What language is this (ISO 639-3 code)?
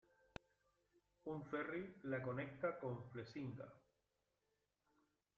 spa